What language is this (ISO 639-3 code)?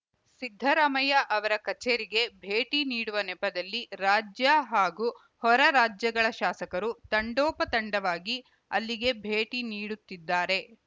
kan